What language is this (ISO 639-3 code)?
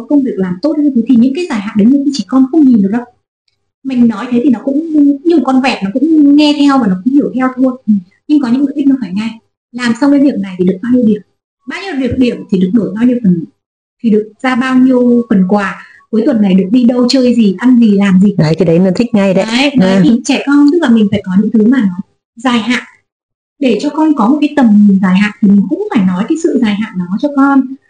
vie